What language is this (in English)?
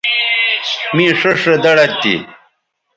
Bateri